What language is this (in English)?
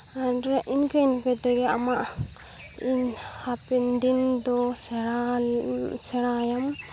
Santali